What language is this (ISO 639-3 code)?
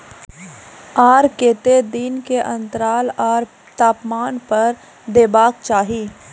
mai